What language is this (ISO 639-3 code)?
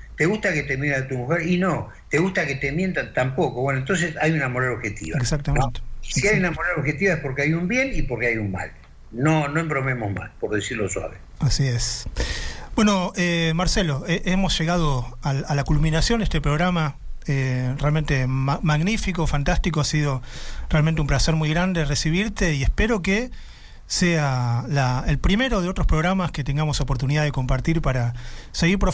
spa